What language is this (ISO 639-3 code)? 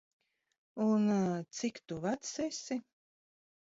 lav